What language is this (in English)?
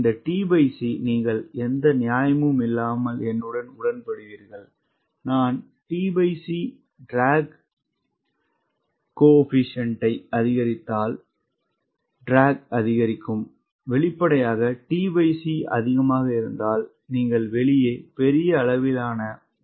Tamil